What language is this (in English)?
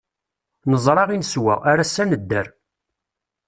Kabyle